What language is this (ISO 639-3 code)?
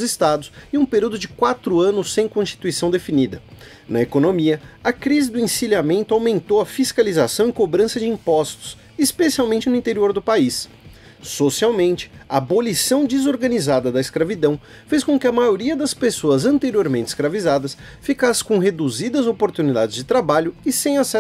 por